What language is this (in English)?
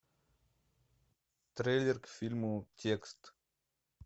Russian